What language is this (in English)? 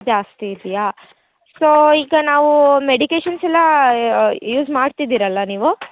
Kannada